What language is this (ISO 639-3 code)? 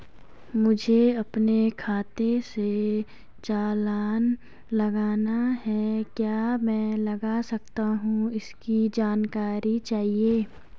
hin